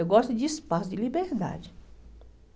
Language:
Portuguese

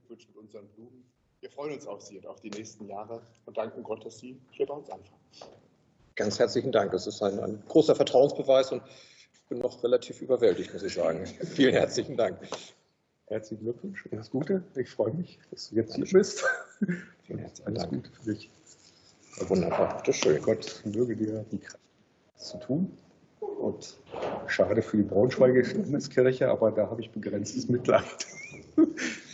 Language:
German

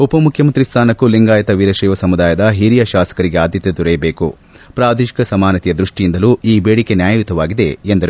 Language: Kannada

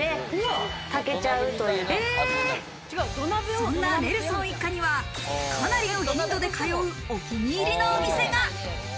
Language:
Japanese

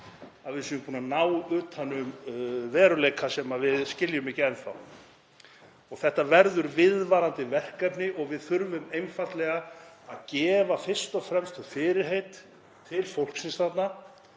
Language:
Icelandic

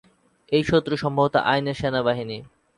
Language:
Bangla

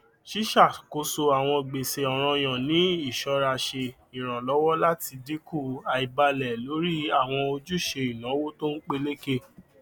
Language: Yoruba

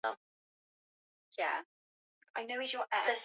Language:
Swahili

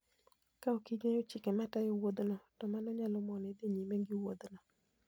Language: Luo (Kenya and Tanzania)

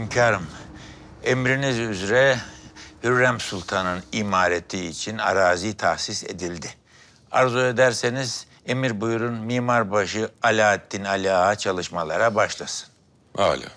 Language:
Turkish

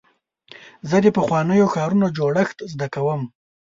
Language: Pashto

